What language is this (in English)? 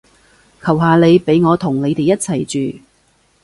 Cantonese